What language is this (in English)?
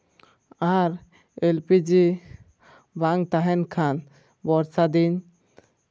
Santali